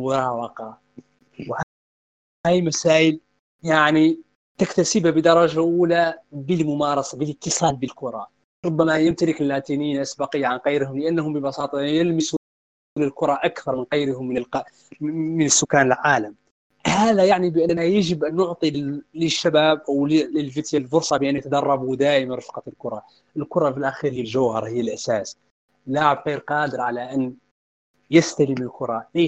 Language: Arabic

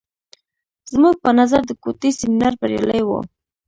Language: Pashto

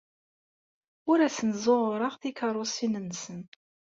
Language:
Kabyle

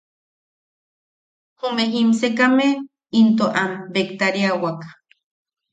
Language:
Yaqui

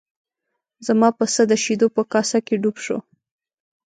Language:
Pashto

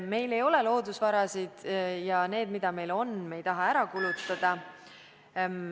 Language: Estonian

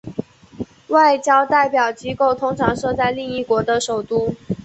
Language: Chinese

